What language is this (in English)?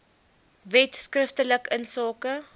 Afrikaans